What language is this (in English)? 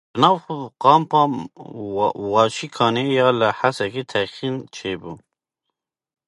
Kurdish